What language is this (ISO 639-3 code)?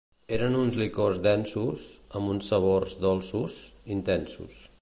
cat